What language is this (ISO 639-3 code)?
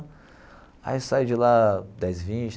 por